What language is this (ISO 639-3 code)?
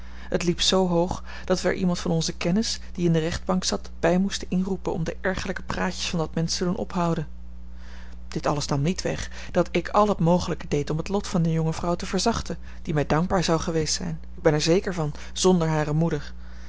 nld